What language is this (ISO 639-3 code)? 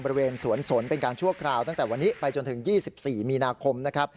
tha